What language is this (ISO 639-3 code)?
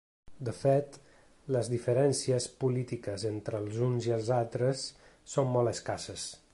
cat